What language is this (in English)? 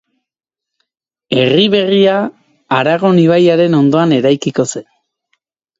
Basque